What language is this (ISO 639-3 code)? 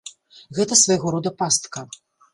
bel